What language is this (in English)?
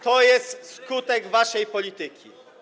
Polish